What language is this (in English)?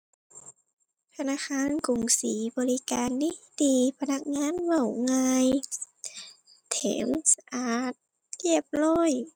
Thai